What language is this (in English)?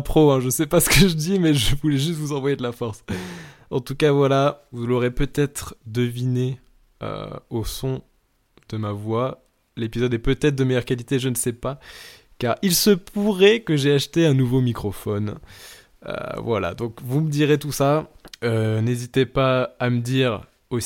French